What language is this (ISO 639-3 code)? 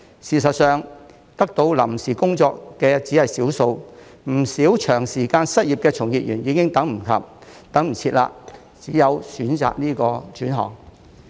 yue